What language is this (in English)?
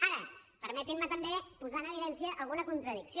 Catalan